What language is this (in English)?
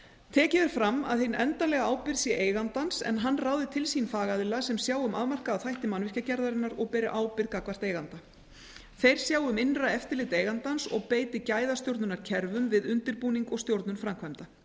Icelandic